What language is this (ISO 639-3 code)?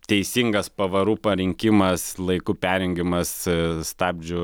lit